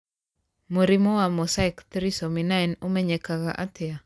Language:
Kikuyu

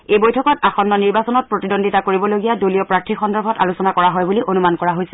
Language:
Assamese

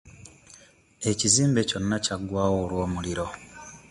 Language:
Ganda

